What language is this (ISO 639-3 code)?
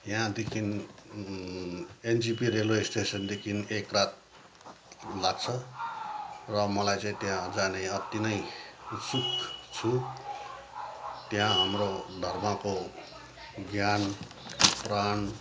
nep